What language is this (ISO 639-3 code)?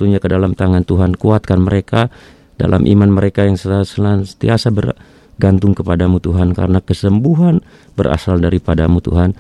ind